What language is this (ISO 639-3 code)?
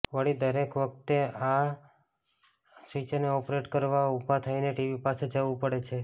guj